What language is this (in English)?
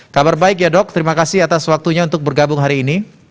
Indonesian